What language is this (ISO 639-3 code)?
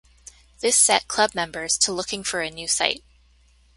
eng